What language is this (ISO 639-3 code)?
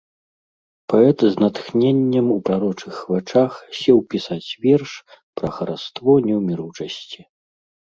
bel